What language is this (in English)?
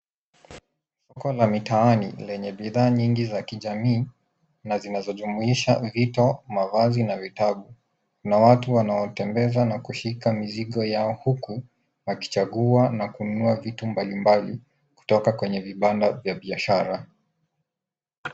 Swahili